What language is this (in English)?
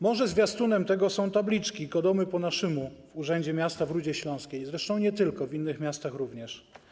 Polish